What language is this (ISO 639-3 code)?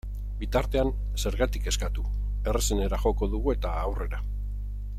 eus